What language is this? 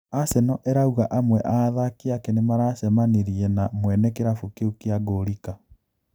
Kikuyu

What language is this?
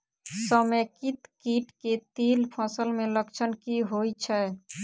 Maithili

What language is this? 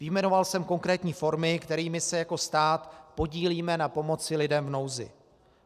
Czech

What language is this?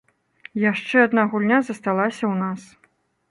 Belarusian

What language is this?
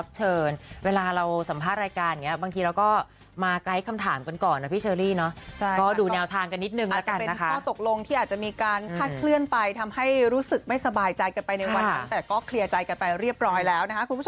Thai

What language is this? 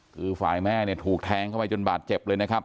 Thai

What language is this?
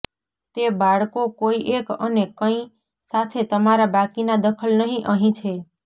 Gujarati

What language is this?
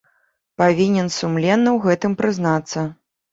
Belarusian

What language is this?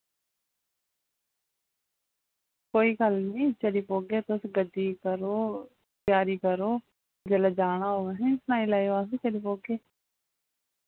Dogri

